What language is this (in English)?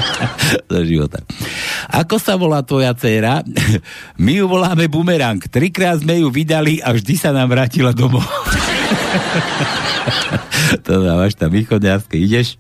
Slovak